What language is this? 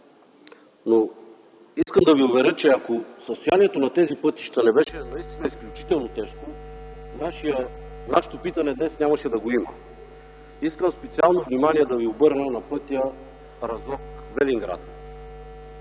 Bulgarian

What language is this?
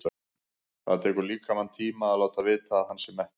Icelandic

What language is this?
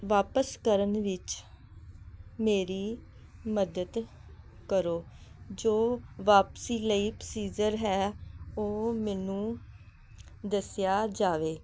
Punjabi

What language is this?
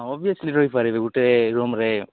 Odia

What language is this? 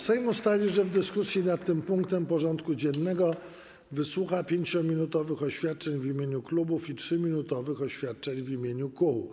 Polish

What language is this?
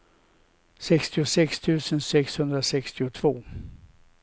Swedish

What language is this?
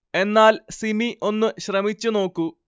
Malayalam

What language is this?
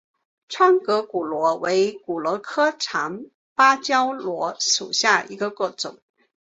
Chinese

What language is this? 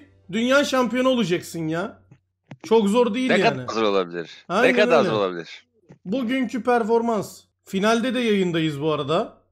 Turkish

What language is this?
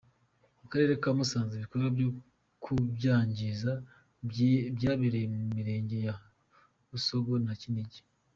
Kinyarwanda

